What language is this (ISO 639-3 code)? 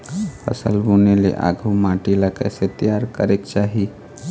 hne